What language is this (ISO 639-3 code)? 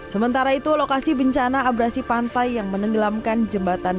ind